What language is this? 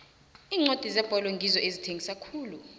South Ndebele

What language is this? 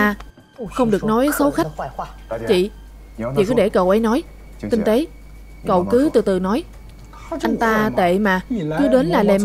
Vietnamese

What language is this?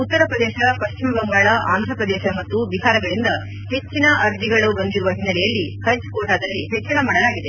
Kannada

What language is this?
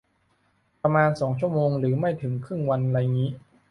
Thai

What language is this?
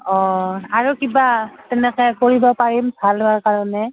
Assamese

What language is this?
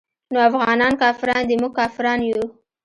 Pashto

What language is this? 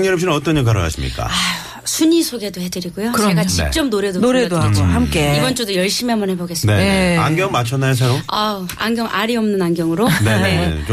Korean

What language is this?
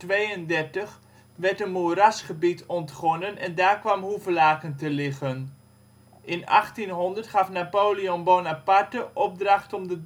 Dutch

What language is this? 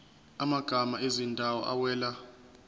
Zulu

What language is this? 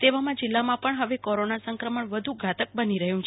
Gujarati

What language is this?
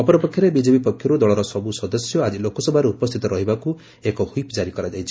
Odia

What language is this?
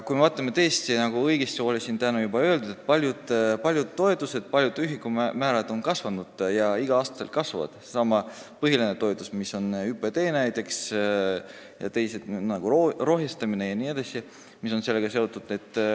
Estonian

